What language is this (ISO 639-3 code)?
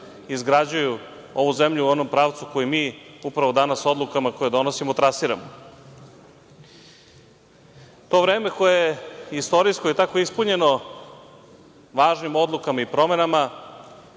srp